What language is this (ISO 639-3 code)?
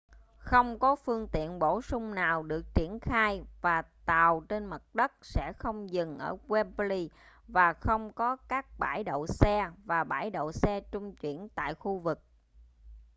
vie